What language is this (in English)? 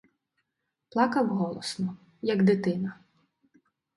Ukrainian